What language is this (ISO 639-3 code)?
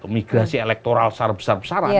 ind